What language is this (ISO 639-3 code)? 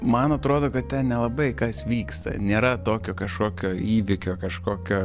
lit